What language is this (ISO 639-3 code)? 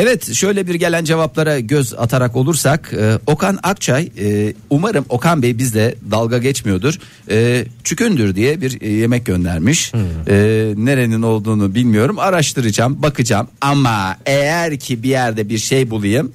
tur